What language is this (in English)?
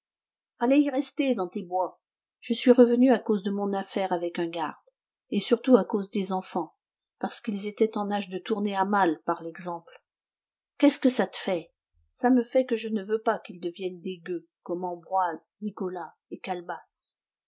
French